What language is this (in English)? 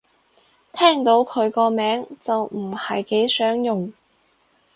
Cantonese